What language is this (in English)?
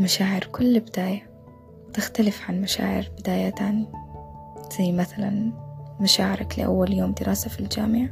Arabic